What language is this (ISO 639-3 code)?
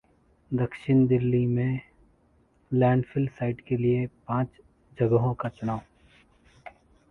hin